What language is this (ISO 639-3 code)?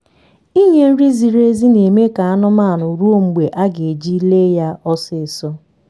ibo